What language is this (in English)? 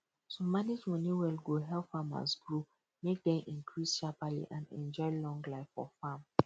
Nigerian Pidgin